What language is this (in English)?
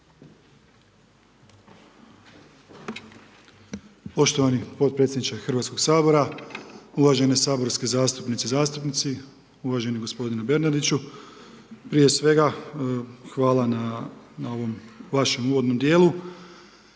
Croatian